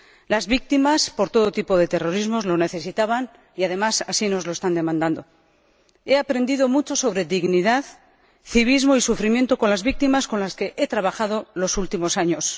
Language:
Spanish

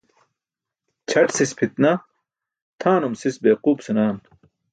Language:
Burushaski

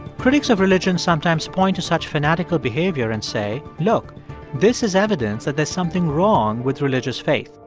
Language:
English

